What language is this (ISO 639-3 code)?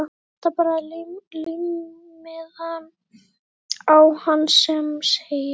isl